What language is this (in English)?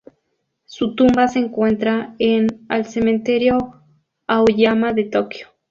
Spanish